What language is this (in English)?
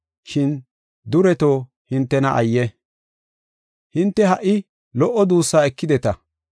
Gofa